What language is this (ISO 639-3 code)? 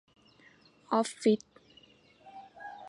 tha